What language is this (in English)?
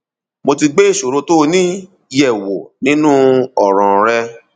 Yoruba